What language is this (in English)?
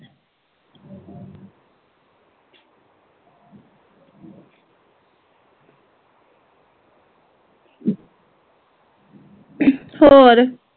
Punjabi